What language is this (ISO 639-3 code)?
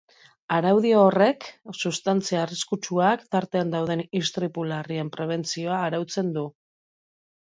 eus